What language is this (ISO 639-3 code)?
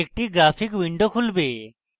ben